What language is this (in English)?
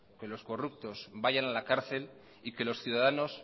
Spanish